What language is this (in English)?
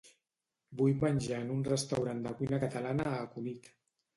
Catalan